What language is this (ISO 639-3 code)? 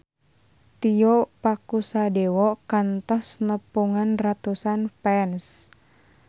sun